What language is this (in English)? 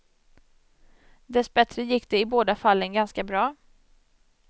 Swedish